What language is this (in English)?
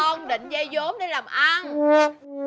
Vietnamese